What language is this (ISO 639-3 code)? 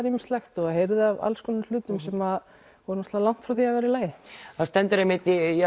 isl